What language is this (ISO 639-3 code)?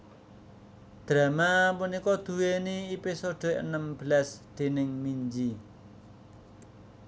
jav